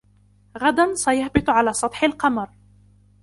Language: Arabic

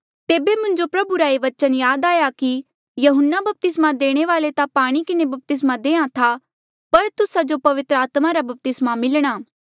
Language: Mandeali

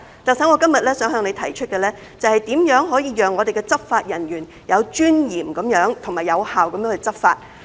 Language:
Cantonese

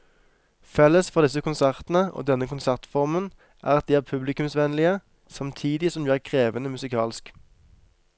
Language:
Norwegian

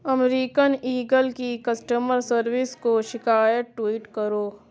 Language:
Urdu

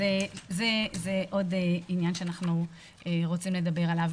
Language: Hebrew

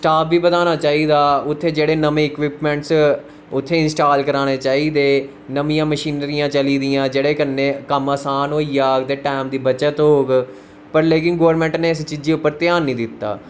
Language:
Dogri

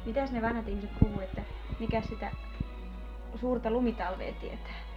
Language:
Finnish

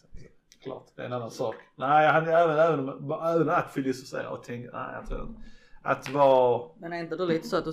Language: Swedish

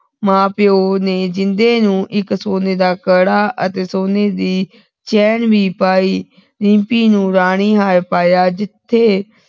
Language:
Punjabi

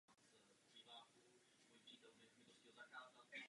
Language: Czech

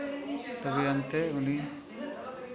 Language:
Santali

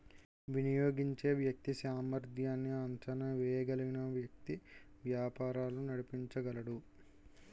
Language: Telugu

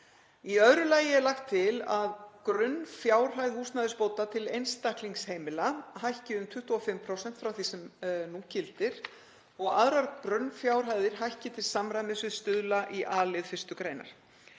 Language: Icelandic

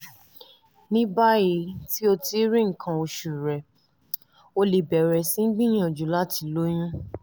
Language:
Yoruba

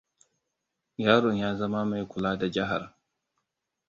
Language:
Hausa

